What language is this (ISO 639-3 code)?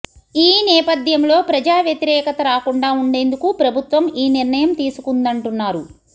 tel